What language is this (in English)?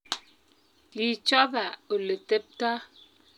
Kalenjin